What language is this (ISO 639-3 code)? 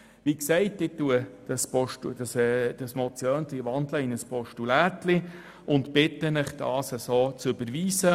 gsw